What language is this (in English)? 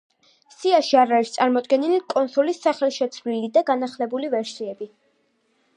Georgian